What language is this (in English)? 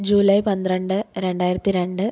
Malayalam